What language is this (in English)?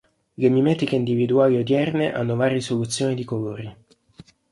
Italian